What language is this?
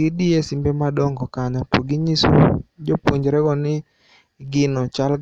Luo (Kenya and Tanzania)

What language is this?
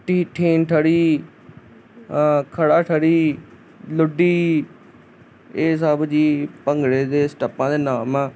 Punjabi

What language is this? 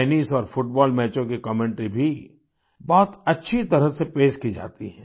Hindi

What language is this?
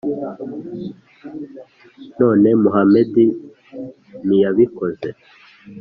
Kinyarwanda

